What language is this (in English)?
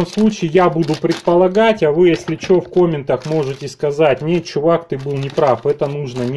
Russian